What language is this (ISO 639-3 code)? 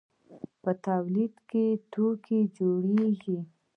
pus